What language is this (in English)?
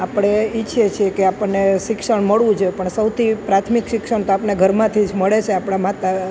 Gujarati